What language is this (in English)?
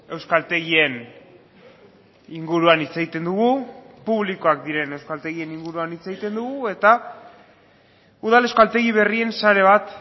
Basque